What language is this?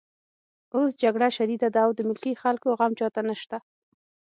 Pashto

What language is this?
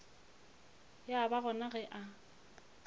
Northern Sotho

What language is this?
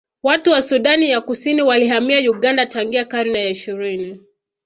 Swahili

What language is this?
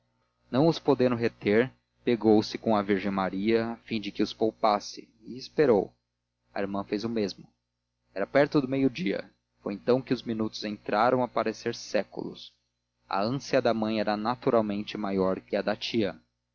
Portuguese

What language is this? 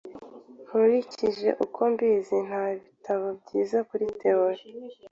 Kinyarwanda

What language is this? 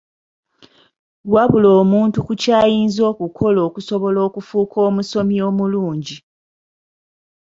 Ganda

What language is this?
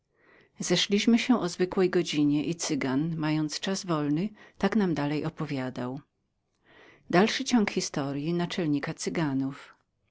Polish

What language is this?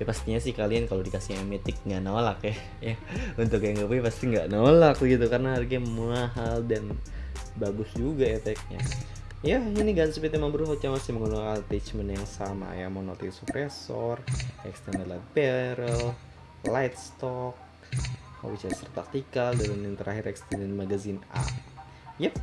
Indonesian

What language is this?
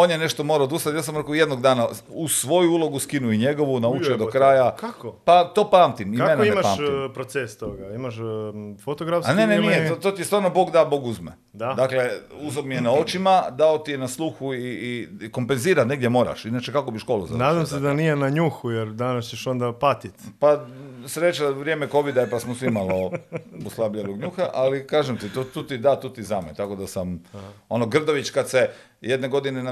Croatian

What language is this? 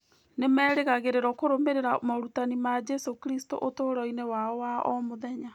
Kikuyu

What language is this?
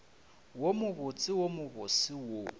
Northern Sotho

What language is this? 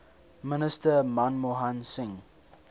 English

